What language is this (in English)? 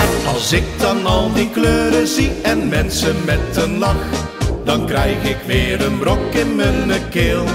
Dutch